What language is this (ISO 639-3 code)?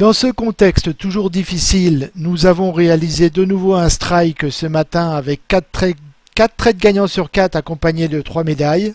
fra